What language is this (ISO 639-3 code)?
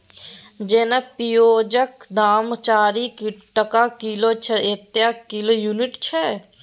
mai